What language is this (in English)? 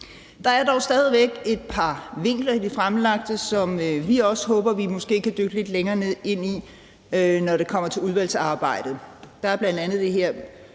Danish